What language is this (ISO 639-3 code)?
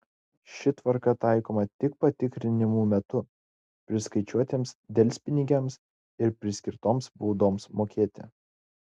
lit